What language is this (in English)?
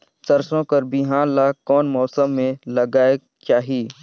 Chhattisgarhi